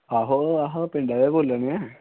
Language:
Dogri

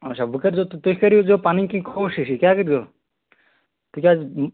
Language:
Kashmiri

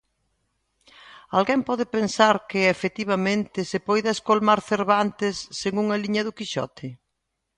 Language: Galician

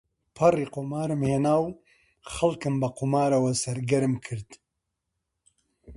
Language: Central Kurdish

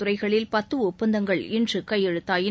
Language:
Tamil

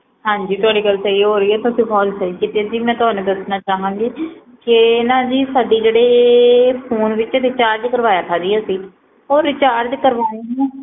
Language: Punjabi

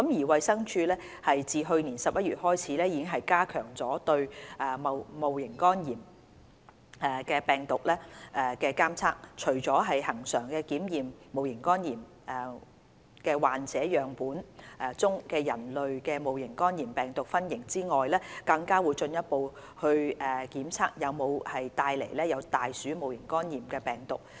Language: Cantonese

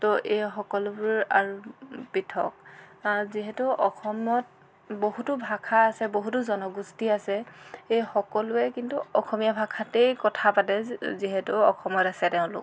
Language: Assamese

